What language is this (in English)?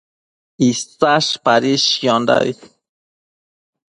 Matsés